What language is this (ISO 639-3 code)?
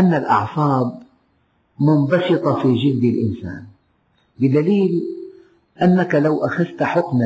ara